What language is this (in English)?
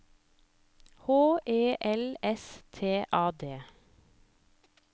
Norwegian